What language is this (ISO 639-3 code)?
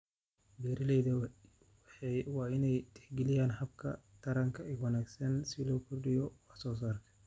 som